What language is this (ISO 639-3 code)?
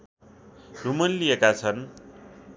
nep